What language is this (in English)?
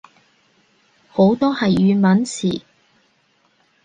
Cantonese